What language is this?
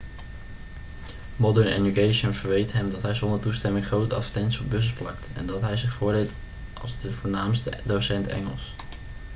Dutch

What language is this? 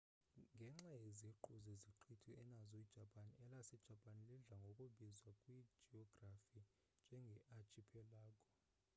Xhosa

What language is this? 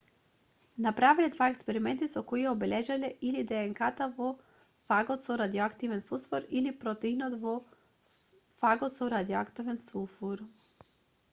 Macedonian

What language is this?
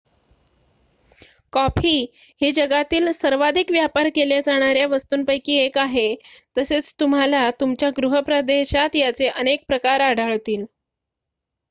Marathi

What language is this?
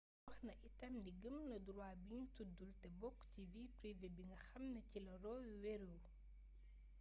Wolof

